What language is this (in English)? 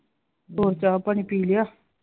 Punjabi